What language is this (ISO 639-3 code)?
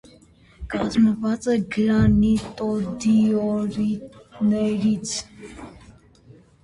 hye